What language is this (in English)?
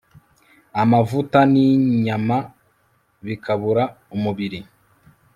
Kinyarwanda